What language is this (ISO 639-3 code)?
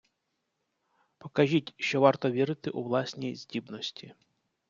ukr